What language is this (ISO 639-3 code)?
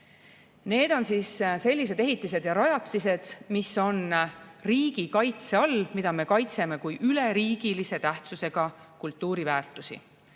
est